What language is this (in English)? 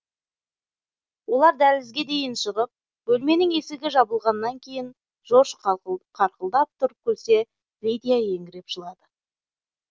Kazakh